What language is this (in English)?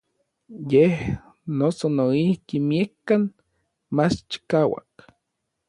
Orizaba Nahuatl